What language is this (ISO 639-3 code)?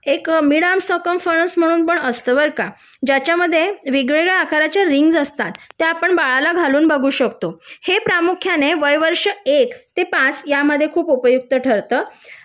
mar